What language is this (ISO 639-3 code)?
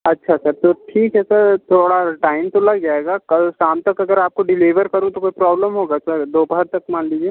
hin